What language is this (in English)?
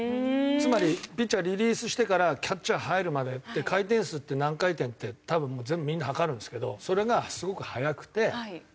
Japanese